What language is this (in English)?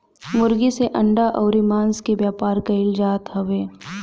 Bhojpuri